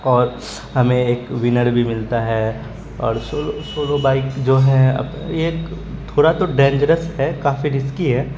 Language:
Urdu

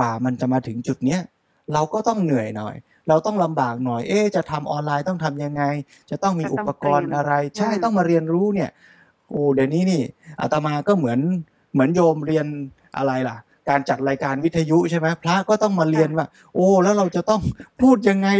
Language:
Thai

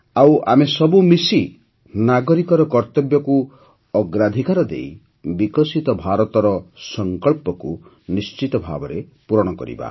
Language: Odia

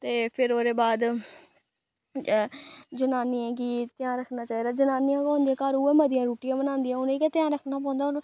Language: Dogri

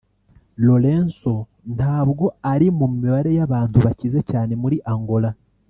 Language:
Kinyarwanda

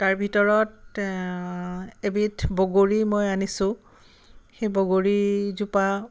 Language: Assamese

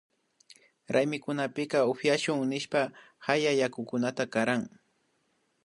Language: Imbabura Highland Quichua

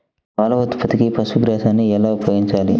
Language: Telugu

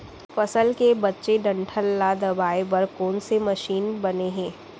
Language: Chhattisgarhi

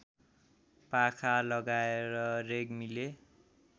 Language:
Nepali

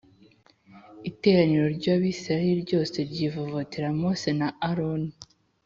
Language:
Kinyarwanda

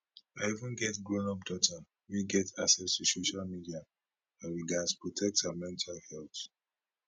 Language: Nigerian Pidgin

